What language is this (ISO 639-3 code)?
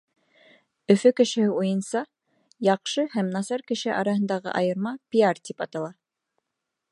bak